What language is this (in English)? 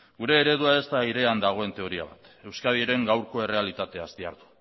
Basque